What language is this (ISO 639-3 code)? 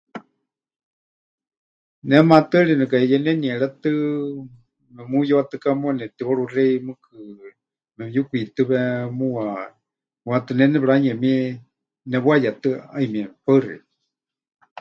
hch